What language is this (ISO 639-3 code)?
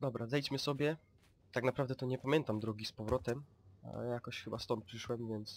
pol